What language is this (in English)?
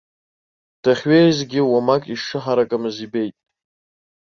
Abkhazian